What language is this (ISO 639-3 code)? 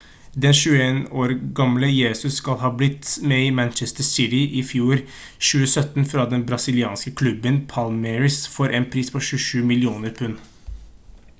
nob